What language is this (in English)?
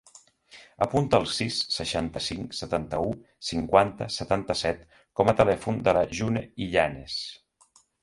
Catalan